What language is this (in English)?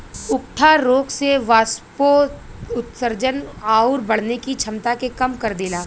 Bhojpuri